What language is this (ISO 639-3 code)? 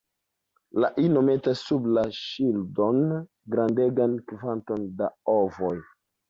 epo